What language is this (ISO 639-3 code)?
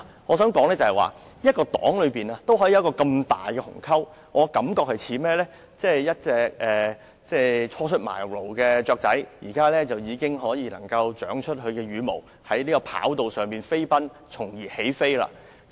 yue